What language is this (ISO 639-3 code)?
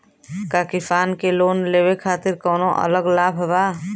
bho